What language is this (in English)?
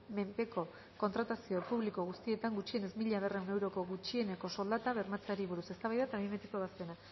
Basque